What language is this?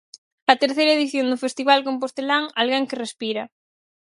Galician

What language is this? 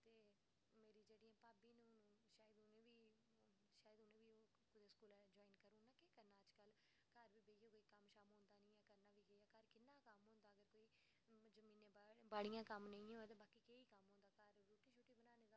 Dogri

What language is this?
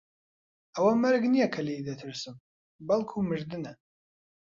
Central Kurdish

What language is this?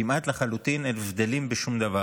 Hebrew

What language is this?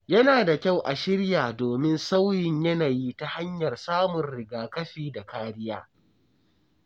Hausa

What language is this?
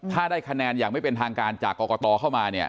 Thai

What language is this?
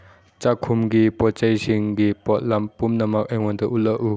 Manipuri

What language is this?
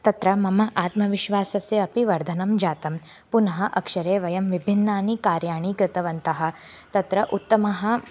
Sanskrit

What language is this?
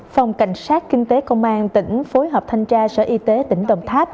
Vietnamese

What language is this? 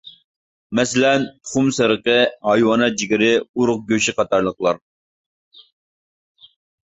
Uyghur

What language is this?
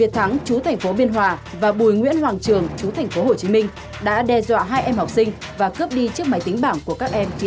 Vietnamese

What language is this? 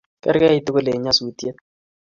Kalenjin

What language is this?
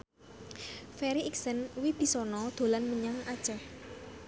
Javanese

